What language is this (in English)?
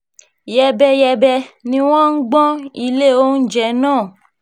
Yoruba